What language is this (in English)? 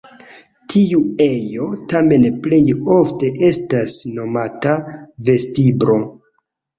Esperanto